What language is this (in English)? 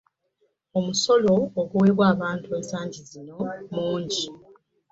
Ganda